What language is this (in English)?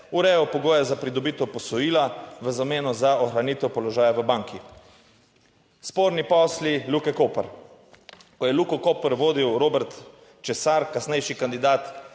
Slovenian